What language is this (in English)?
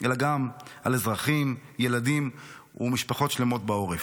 Hebrew